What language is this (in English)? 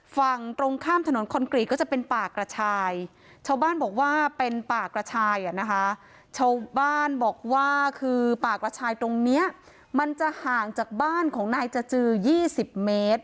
Thai